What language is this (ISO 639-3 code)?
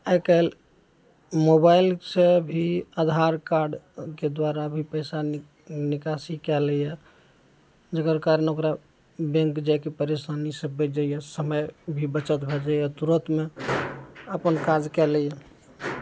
mai